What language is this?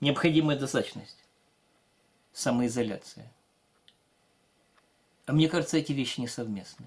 Russian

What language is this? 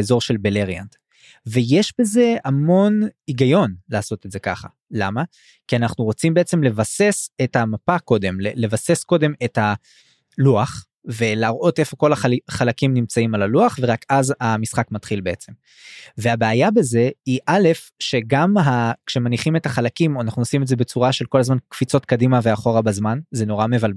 Hebrew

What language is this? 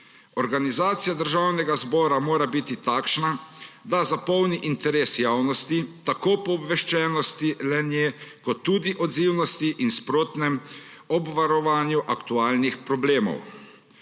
Slovenian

